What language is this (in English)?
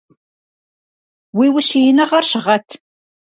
Kabardian